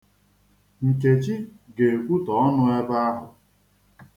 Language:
Igbo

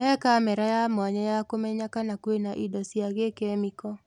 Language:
Kikuyu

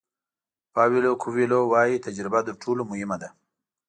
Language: Pashto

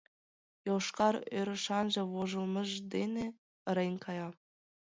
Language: Mari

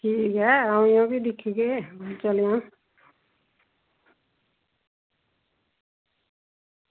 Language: Dogri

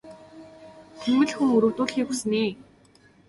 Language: Mongolian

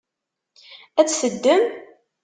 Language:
Kabyle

